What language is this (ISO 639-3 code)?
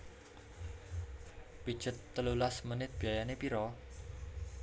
jav